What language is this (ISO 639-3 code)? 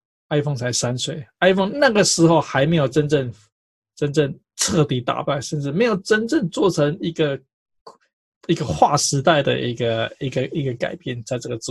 zho